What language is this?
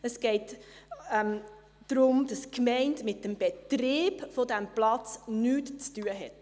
Swiss German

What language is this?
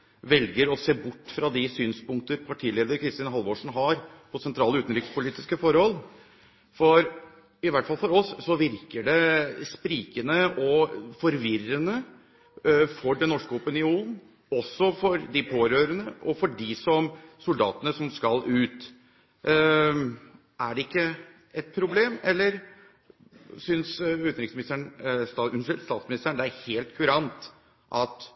Norwegian Bokmål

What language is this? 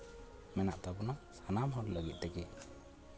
Santali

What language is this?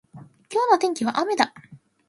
Japanese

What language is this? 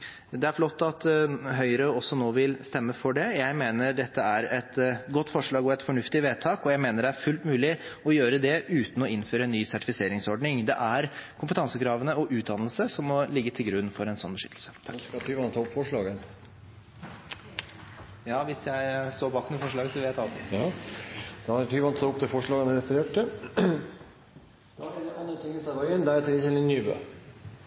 Norwegian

